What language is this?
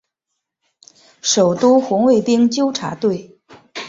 Chinese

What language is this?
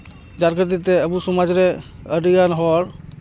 Santali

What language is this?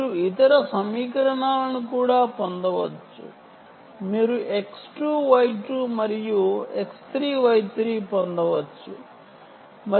Telugu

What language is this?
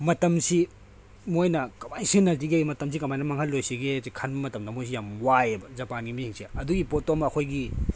Manipuri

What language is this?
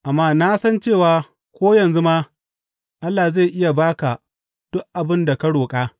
Hausa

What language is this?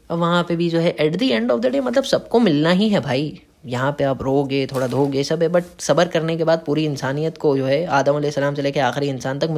Hindi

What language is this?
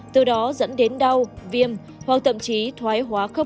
Vietnamese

